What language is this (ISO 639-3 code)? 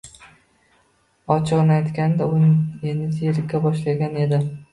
uzb